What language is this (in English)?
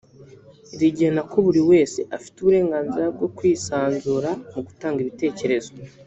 Kinyarwanda